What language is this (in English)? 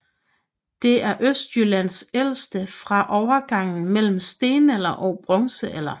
Danish